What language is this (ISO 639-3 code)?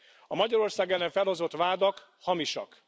hun